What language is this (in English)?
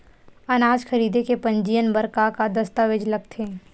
Chhattisgarhi